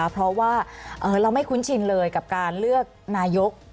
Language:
Thai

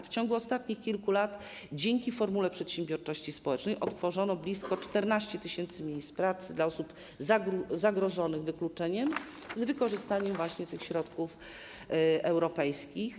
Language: Polish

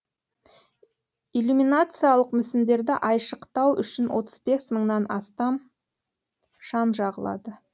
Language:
Kazakh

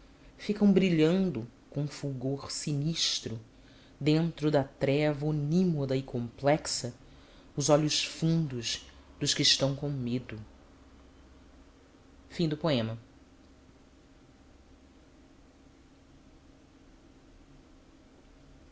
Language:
Portuguese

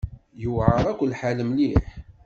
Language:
Kabyle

